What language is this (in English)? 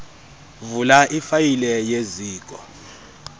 Xhosa